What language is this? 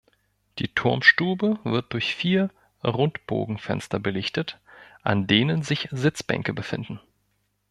German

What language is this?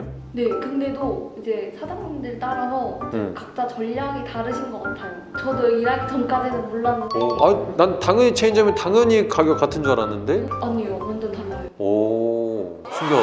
Korean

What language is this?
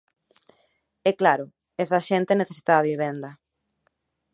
Galician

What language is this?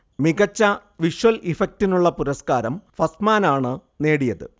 Malayalam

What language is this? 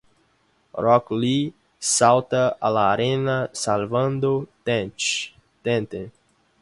Spanish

